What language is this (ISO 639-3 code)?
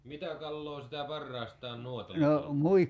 fin